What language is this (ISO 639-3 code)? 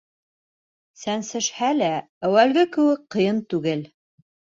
bak